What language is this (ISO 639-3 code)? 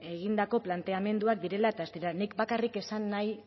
eus